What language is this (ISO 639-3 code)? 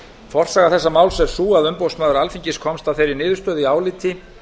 isl